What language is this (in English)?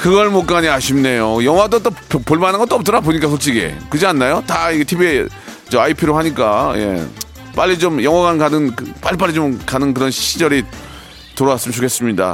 Korean